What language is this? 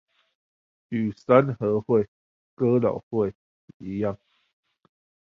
Chinese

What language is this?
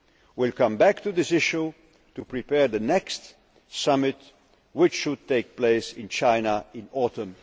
English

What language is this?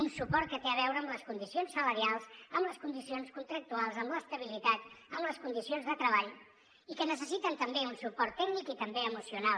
Catalan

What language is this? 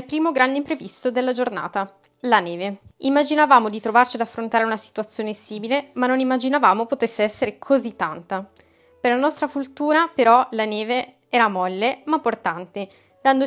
Italian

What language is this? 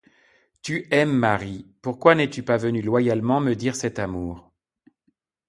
French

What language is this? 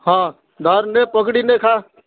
Odia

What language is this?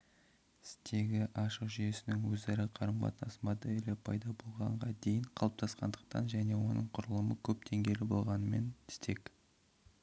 Kazakh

